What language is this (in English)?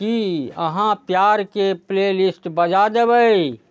Maithili